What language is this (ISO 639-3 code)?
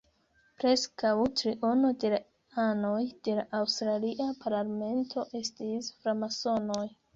epo